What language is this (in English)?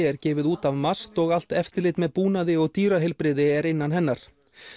Icelandic